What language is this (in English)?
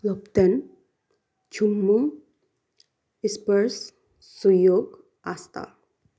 Nepali